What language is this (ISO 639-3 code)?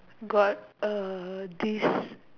eng